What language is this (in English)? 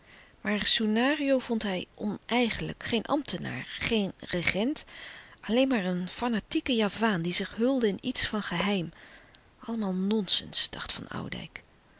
Dutch